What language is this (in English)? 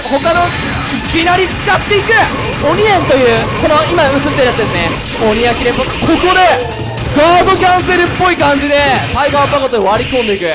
Japanese